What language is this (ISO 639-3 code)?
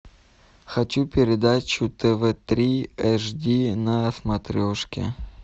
rus